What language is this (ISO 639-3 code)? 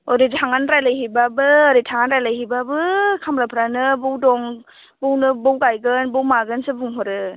brx